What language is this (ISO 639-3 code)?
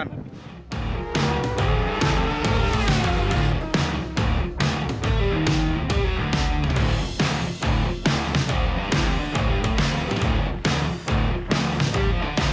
ind